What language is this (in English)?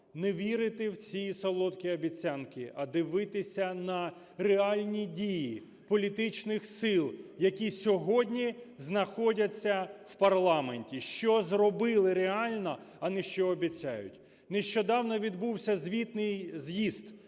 Ukrainian